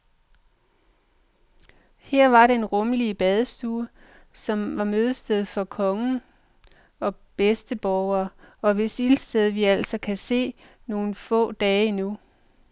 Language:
Danish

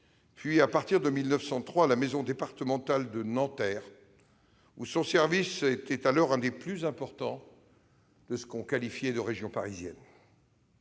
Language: French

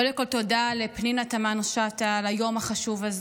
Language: Hebrew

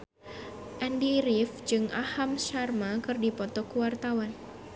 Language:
Sundanese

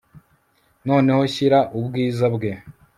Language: Kinyarwanda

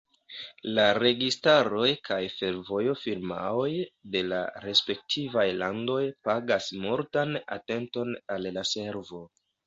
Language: Esperanto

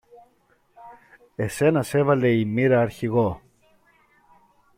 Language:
Greek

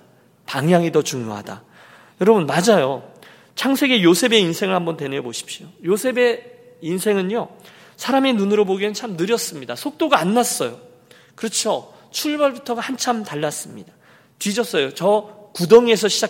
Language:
Korean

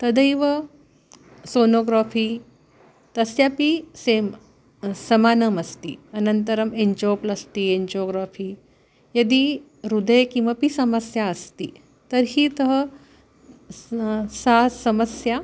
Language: Sanskrit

